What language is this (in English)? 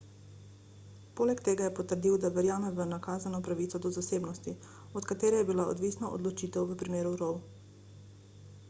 Slovenian